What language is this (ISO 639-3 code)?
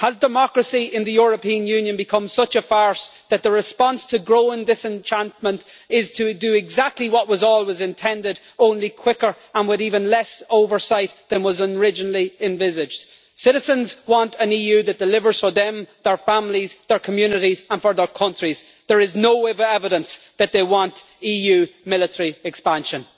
eng